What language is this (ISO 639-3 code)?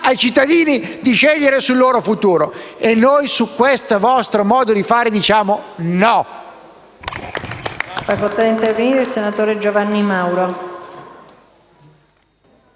ita